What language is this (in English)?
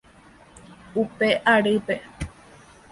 Guarani